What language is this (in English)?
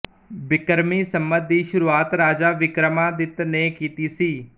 Punjabi